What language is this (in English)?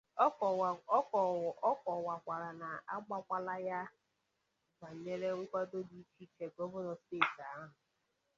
Igbo